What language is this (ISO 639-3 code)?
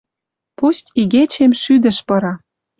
mrj